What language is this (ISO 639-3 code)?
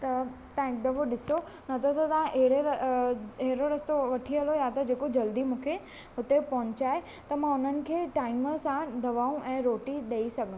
snd